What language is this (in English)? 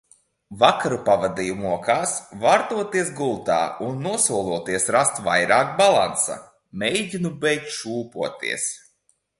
Latvian